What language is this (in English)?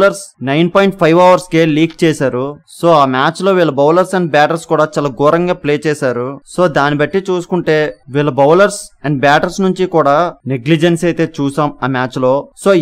Telugu